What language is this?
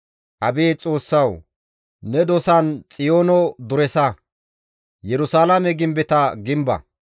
Gamo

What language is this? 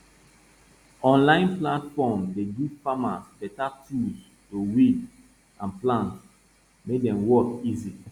Nigerian Pidgin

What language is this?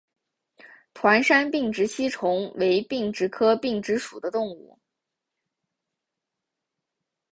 Chinese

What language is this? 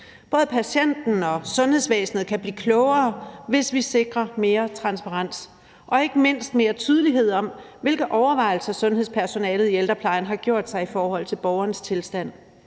Danish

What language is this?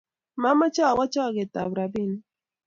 Kalenjin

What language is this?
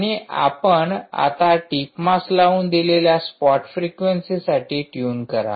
Marathi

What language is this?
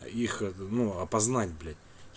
Russian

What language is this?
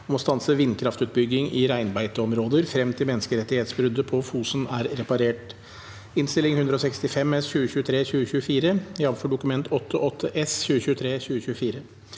Norwegian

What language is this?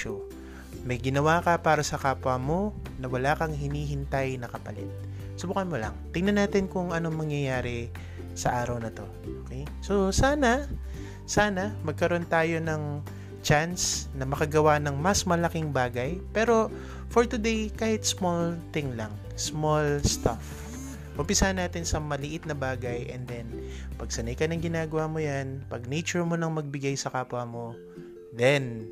Filipino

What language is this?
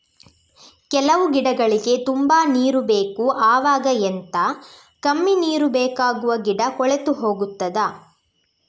Kannada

